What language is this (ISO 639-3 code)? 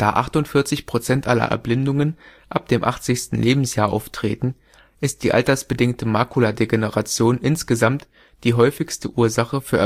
deu